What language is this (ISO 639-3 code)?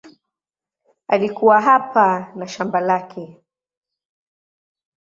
swa